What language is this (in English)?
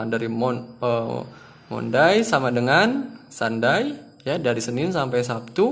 Indonesian